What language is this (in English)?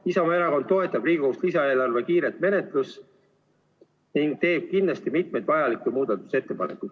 Estonian